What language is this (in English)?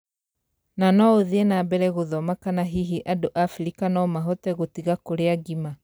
Kikuyu